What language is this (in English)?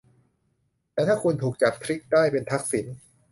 Thai